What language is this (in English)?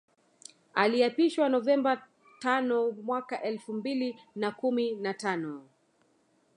Swahili